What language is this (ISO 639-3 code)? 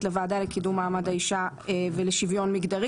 heb